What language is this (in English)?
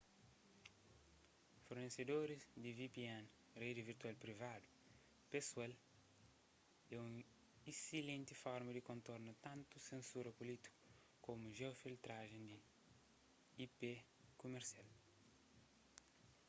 Kabuverdianu